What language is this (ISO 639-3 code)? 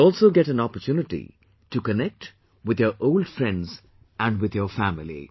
eng